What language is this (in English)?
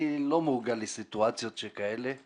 Hebrew